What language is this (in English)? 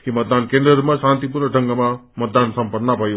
Nepali